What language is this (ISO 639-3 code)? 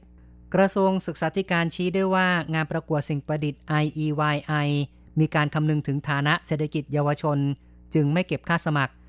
tha